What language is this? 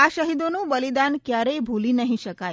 Gujarati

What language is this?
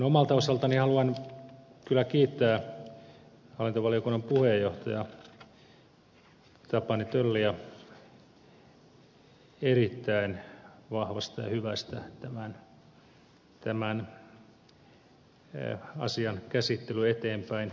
Finnish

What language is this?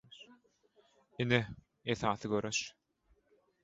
Turkmen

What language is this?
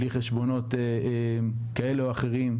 Hebrew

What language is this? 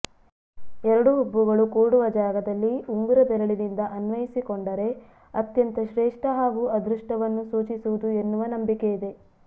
Kannada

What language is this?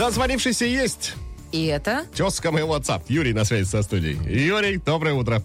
Russian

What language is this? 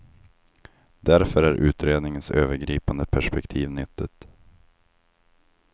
Swedish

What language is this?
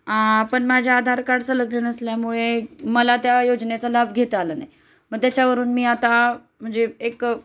Marathi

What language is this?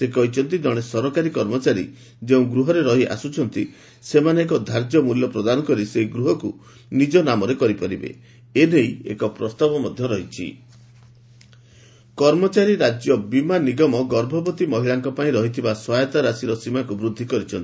Odia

